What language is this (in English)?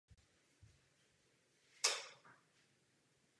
Czech